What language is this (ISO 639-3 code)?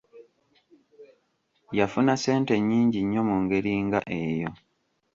lug